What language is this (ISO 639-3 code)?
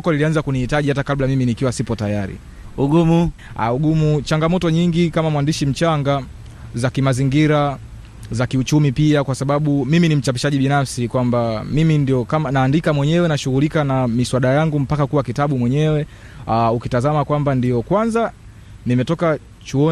swa